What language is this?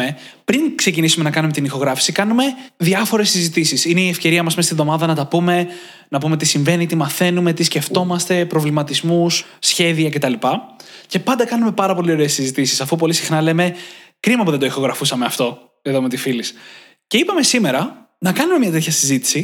Greek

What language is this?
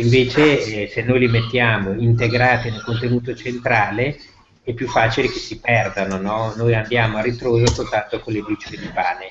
Italian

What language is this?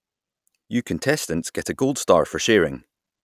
English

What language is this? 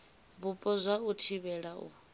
Venda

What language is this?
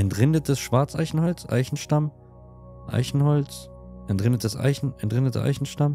German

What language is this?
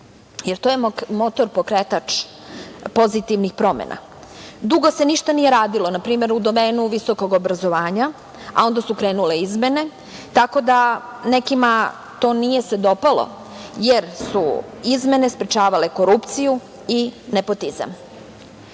Serbian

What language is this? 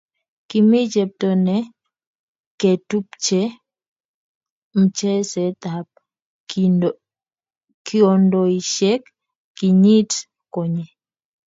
Kalenjin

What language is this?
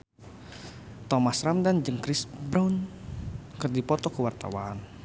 Sundanese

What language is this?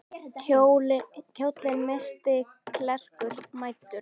Icelandic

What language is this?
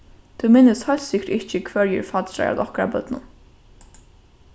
Faroese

